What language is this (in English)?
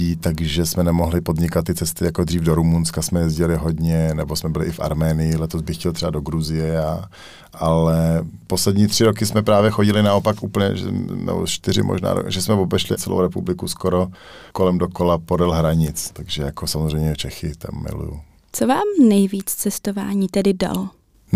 Czech